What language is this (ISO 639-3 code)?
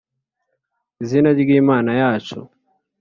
kin